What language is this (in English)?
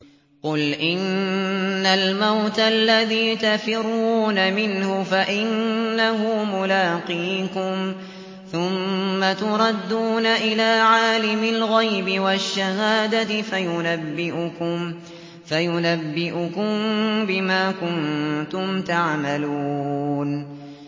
Arabic